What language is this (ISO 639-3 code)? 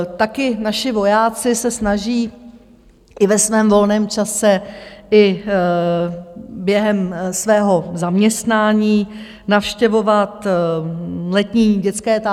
ces